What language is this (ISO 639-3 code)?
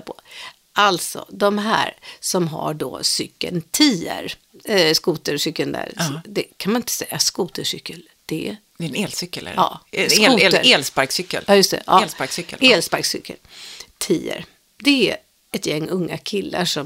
swe